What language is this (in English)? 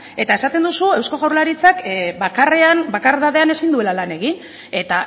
Basque